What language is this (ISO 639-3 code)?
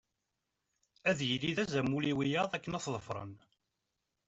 kab